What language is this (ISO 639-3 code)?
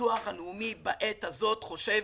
heb